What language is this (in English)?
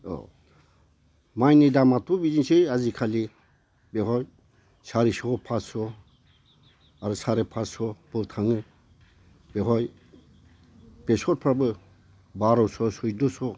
Bodo